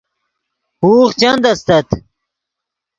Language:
Yidgha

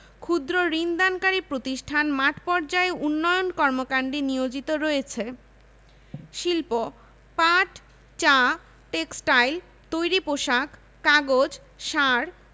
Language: Bangla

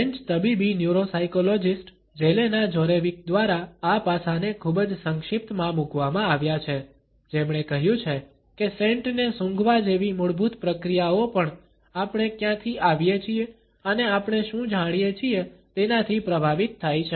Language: Gujarati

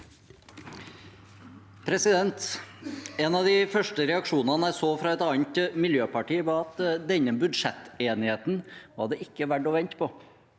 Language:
Norwegian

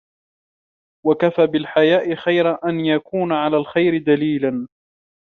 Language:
Arabic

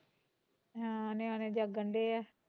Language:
Punjabi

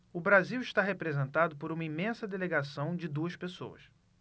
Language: Portuguese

